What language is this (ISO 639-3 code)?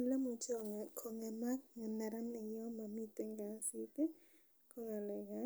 kln